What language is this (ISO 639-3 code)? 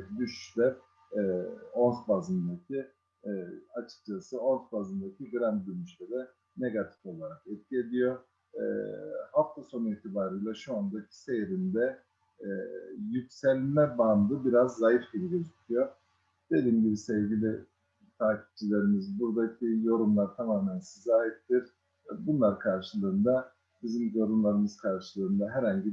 tur